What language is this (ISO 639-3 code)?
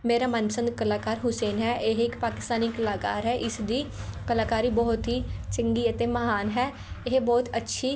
pan